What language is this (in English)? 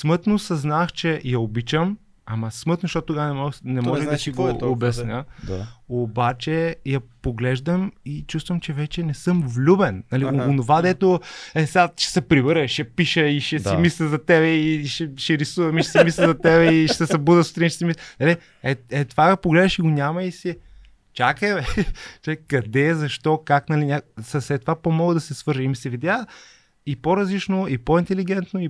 Bulgarian